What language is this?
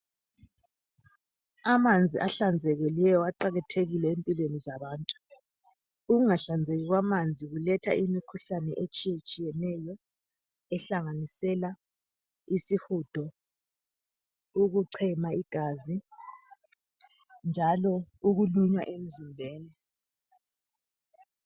North Ndebele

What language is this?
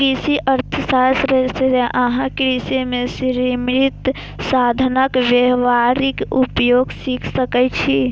Maithili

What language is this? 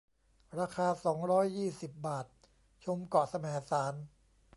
Thai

